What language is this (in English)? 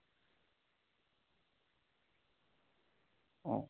Santali